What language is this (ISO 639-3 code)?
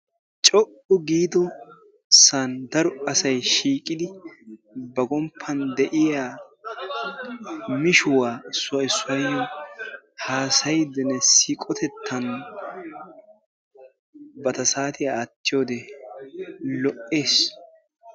wal